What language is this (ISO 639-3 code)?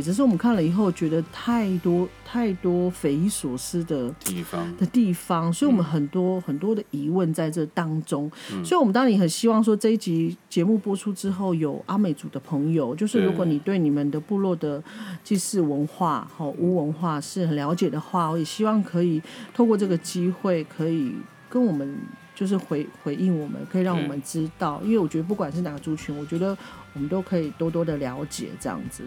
zho